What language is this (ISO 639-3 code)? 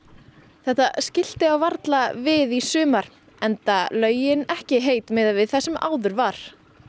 isl